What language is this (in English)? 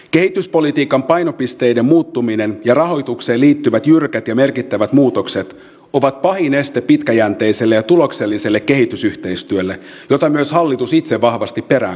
Finnish